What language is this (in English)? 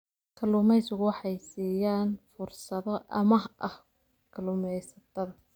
Somali